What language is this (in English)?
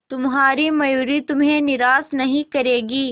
Hindi